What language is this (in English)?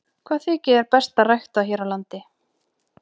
Icelandic